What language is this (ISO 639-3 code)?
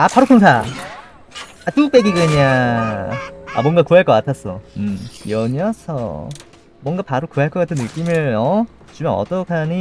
kor